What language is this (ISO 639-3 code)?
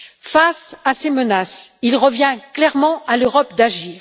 fra